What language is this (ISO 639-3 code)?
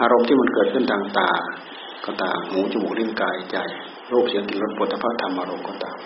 tha